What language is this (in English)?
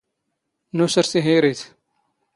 Standard Moroccan Tamazight